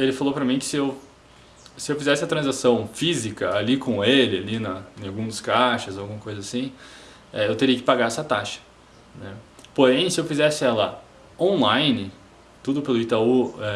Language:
Portuguese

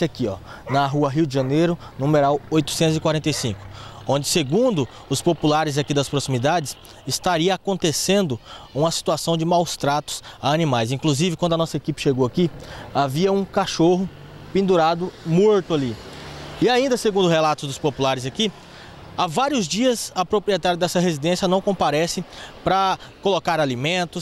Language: Portuguese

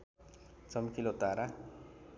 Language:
Nepali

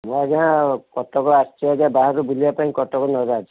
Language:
Odia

